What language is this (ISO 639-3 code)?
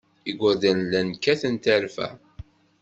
kab